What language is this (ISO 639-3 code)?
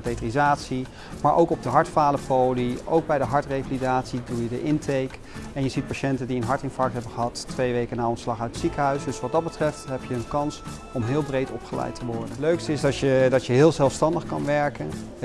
nld